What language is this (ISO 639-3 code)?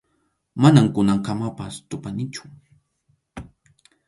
qxu